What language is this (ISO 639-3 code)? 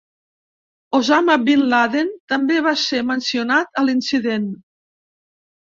cat